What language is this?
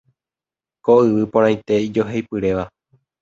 Guarani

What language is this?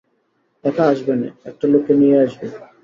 Bangla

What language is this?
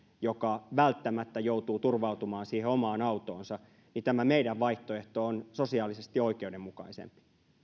Finnish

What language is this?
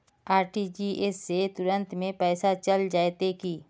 Magahi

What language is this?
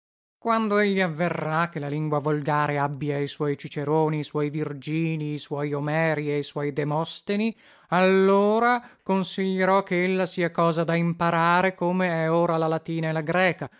Italian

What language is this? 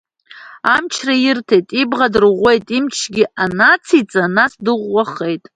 Abkhazian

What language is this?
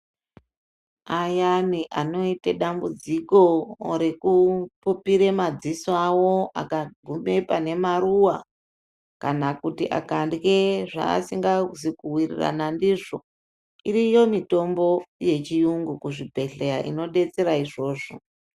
Ndau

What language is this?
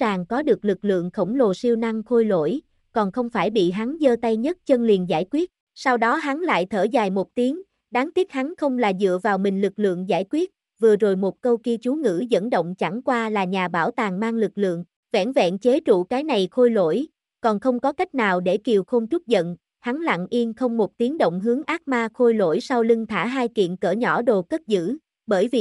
Vietnamese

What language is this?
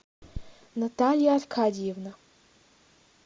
Russian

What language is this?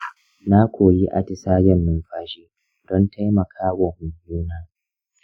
Hausa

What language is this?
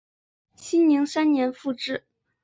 Chinese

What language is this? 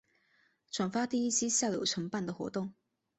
Chinese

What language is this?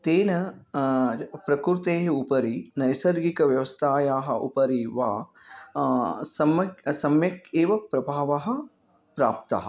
Sanskrit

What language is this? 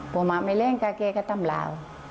Thai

